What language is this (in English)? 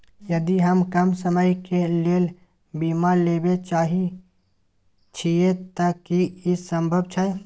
Maithili